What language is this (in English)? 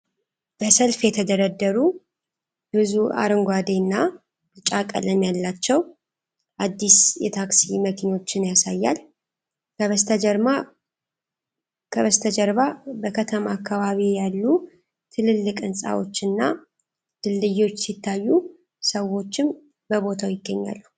Amharic